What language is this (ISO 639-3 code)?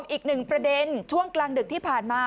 tha